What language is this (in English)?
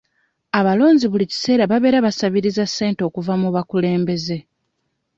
Ganda